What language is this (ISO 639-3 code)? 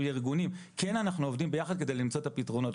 heb